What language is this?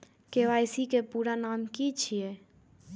Maithili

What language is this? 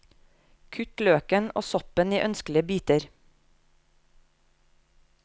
Norwegian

